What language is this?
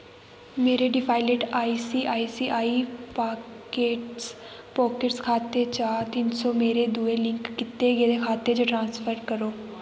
Dogri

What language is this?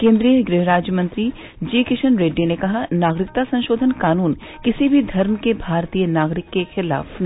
Hindi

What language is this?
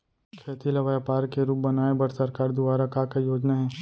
Chhattisgarhi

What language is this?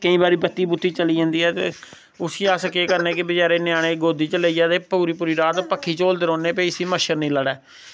Dogri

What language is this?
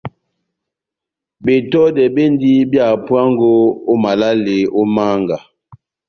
Batanga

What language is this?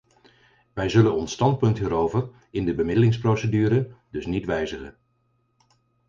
Dutch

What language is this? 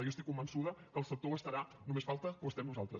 Catalan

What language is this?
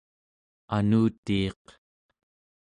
Central Yupik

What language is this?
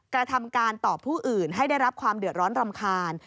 Thai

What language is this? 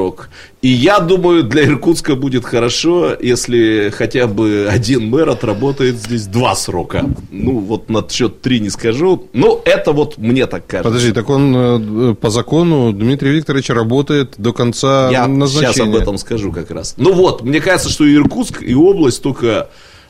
Russian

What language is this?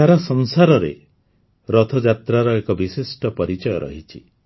Odia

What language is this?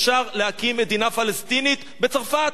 Hebrew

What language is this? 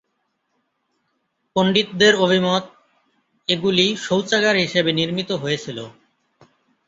Bangla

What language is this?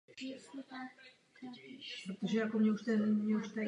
Czech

